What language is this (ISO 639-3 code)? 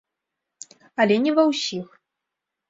bel